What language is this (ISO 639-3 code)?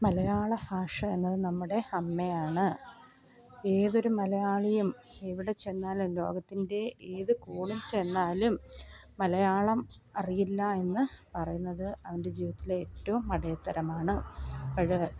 mal